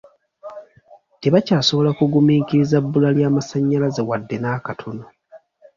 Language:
Ganda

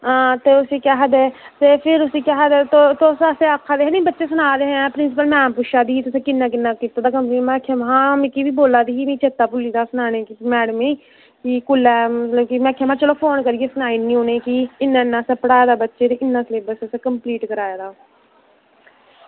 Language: Dogri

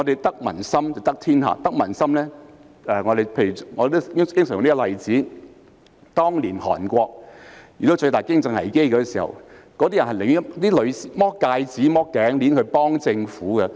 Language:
Cantonese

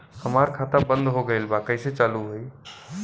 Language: Bhojpuri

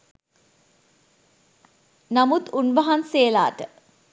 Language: Sinhala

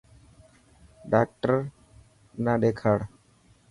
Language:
Dhatki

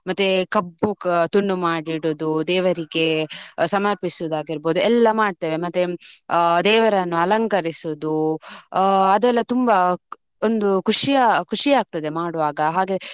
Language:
Kannada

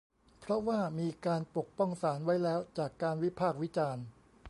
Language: Thai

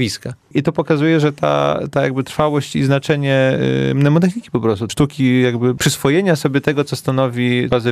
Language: Polish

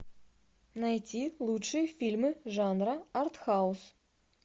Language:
Russian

